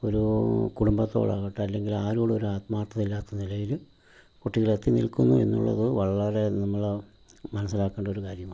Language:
Malayalam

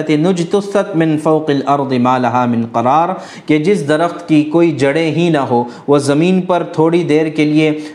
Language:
Urdu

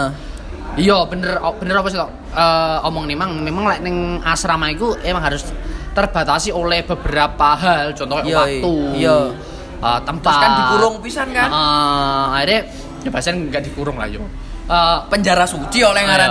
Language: Indonesian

